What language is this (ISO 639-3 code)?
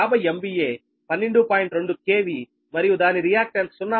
tel